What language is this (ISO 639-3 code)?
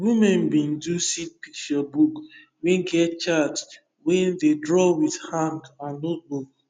pcm